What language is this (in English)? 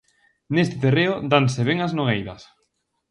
Galician